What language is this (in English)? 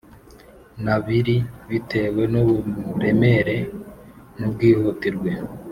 Kinyarwanda